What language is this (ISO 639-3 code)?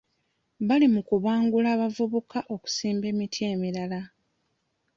lug